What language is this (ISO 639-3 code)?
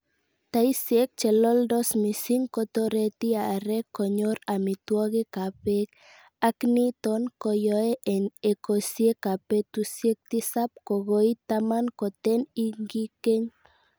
kln